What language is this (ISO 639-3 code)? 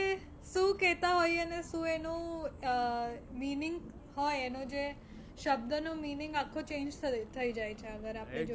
guj